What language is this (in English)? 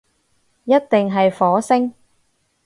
Cantonese